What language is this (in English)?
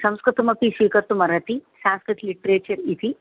Sanskrit